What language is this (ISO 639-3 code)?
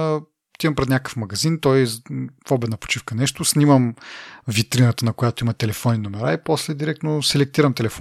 bul